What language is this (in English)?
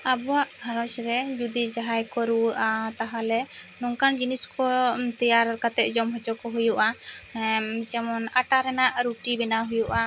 Santali